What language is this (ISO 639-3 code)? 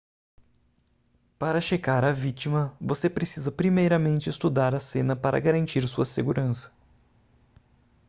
por